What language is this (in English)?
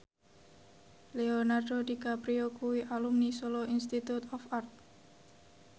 Javanese